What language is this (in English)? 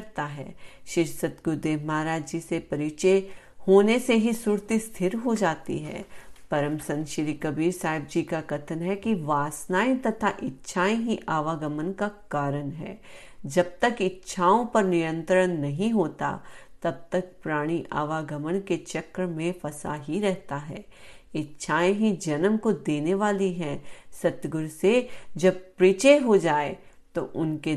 Hindi